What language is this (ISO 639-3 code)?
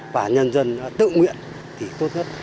vie